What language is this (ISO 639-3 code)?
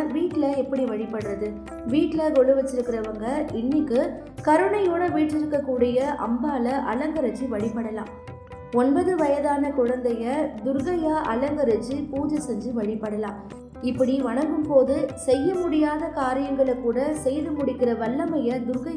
tam